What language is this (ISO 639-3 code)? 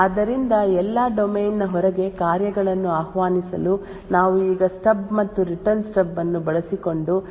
kan